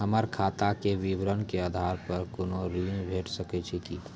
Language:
Maithili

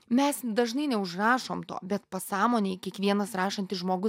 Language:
Lithuanian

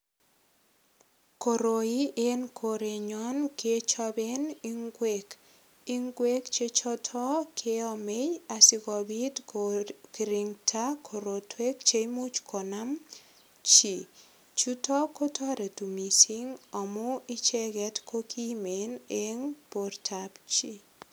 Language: Kalenjin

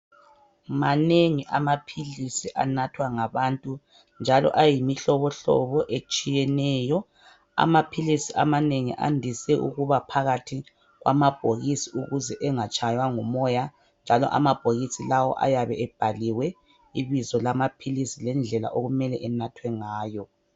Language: North Ndebele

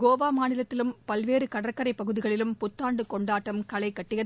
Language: Tamil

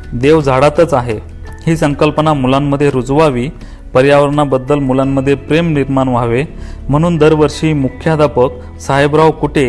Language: Marathi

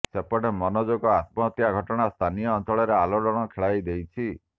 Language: Odia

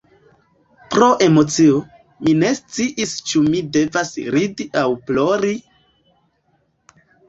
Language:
Esperanto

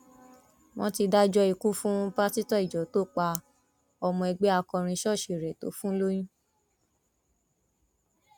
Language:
Yoruba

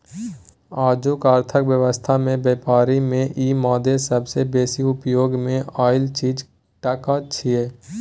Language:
Maithili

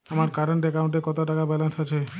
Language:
Bangla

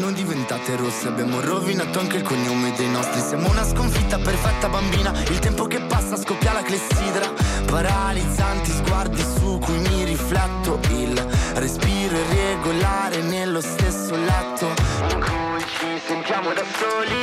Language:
Italian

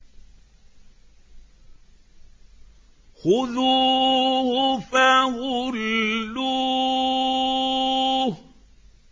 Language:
Arabic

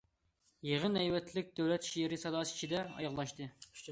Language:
Uyghur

